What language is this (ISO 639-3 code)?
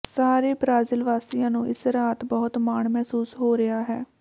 pan